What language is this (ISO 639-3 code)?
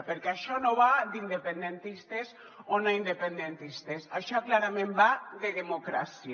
cat